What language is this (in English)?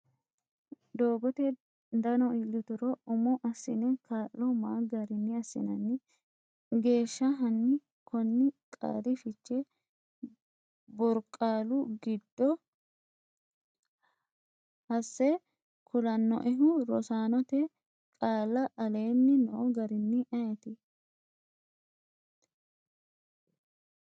Sidamo